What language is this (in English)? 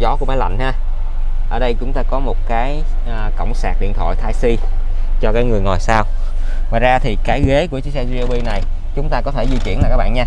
Vietnamese